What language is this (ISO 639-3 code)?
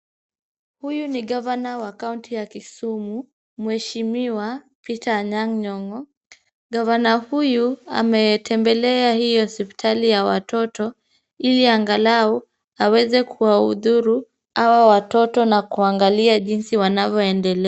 swa